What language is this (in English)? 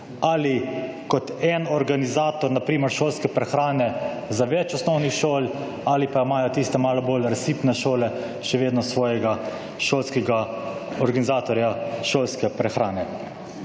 Slovenian